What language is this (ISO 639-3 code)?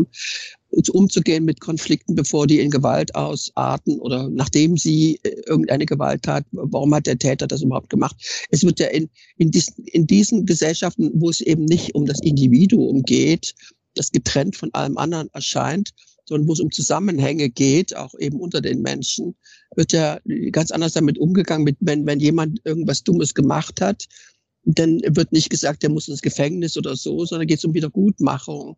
deu